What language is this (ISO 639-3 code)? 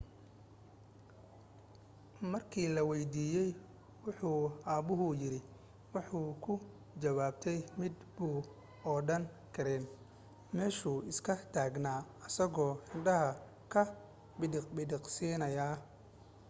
som